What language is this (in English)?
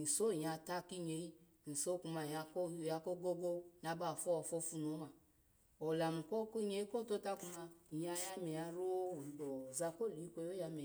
Alago